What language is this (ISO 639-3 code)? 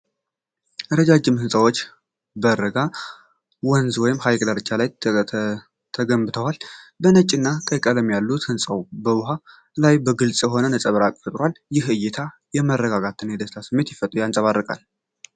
amh